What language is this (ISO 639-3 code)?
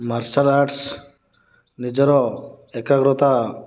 ori